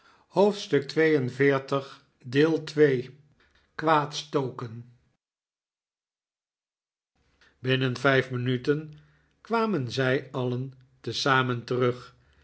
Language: Dutch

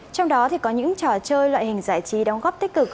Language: Vietnamese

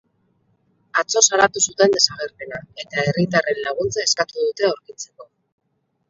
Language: Basque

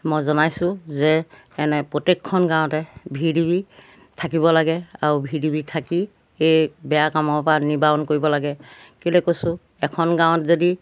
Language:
Assamese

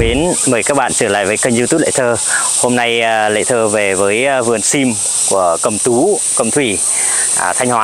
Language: Vietnamese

